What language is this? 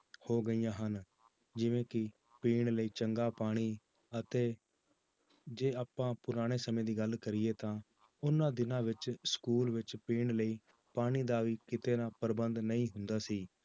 Punjabi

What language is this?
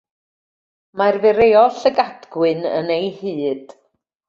Welsh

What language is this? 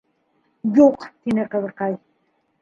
Bashkir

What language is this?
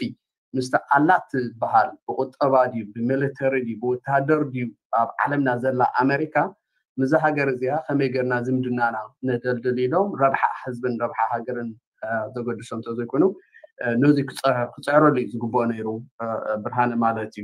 Arabic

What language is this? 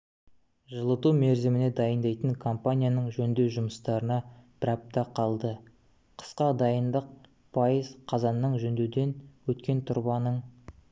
Kazakh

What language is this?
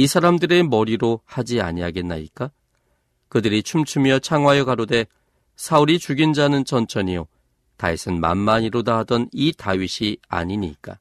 Korean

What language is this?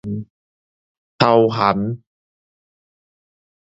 Min Nan Chinese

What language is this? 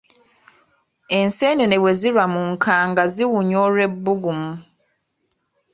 Ganda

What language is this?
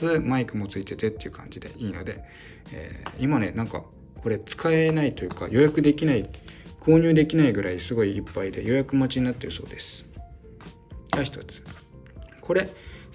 Japanese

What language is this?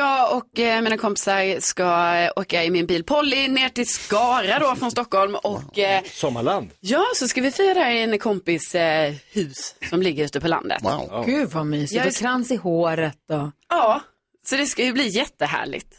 Swedish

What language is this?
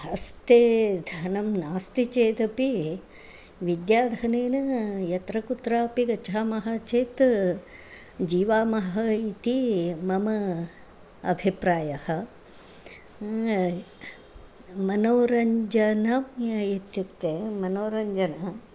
Sanskrit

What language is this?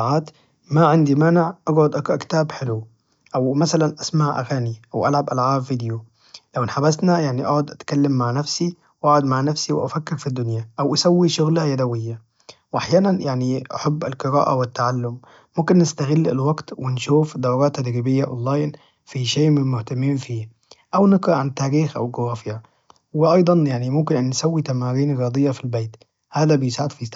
Najdi Arabic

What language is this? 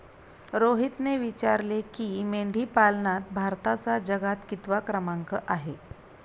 Marathi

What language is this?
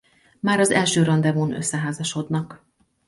Hungarian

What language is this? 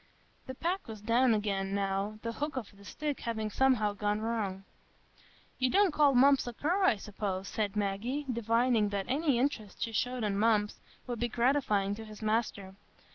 English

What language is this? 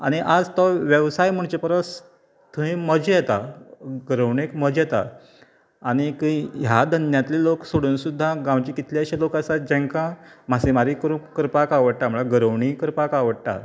Konkani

